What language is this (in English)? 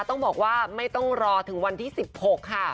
Thai